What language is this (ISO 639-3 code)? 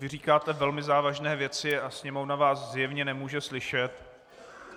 ces